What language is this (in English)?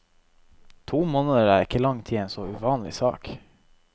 Norwegian